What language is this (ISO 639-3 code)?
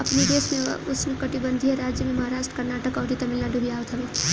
bho